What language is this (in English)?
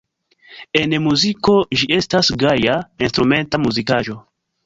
Esperanto